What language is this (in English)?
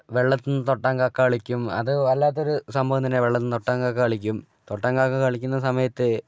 Malayalam